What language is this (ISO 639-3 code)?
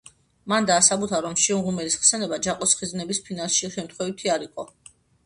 kat